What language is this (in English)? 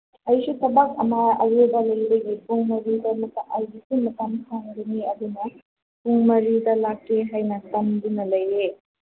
Manipuri